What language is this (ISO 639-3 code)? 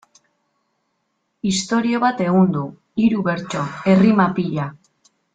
eus